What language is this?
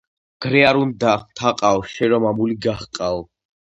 Georgian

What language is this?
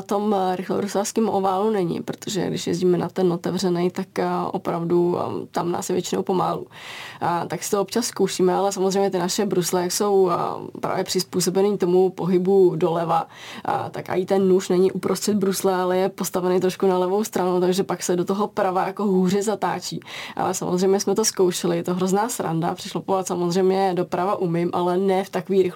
Czech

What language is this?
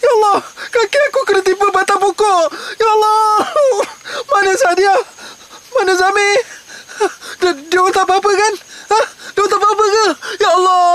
Malay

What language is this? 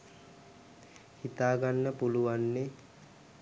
Sinhala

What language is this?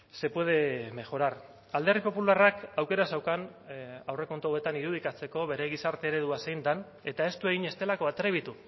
Basque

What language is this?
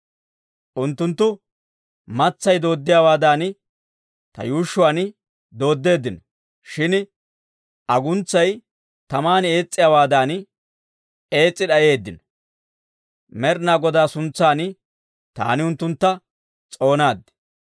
Dawro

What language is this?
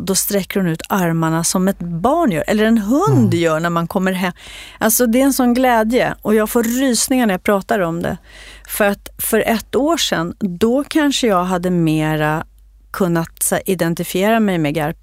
Swedish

